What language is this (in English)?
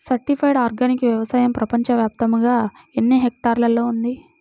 Telugu